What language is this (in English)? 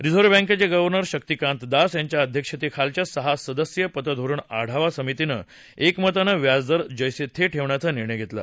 Marathi